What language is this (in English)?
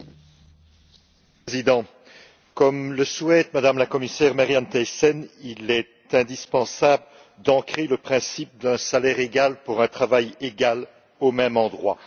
French